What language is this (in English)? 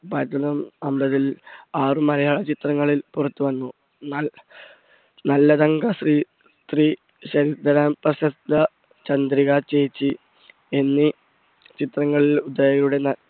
Malayalam